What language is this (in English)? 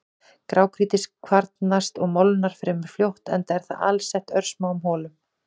Icelandic